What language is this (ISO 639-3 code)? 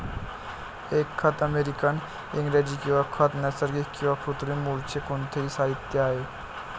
mar